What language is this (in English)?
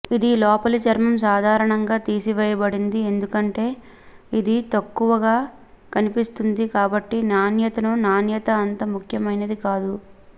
Telugu